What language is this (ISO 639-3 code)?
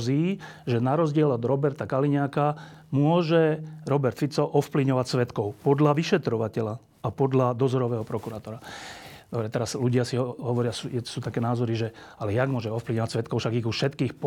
slk